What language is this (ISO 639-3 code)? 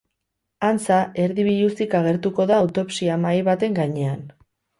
eus